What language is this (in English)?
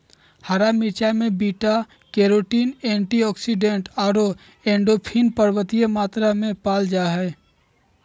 Magahi